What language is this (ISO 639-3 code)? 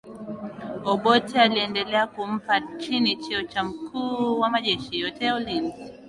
swa